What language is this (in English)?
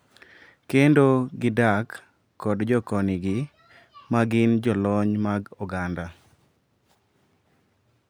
Luo (Kenya and Tanzania)